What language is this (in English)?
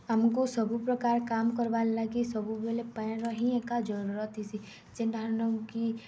Odia